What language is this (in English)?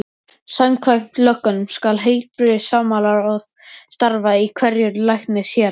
Icelandic